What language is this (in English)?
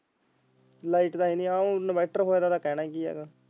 Punjabi